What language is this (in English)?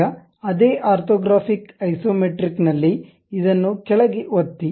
Kannada